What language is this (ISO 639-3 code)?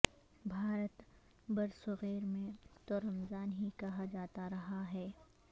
urd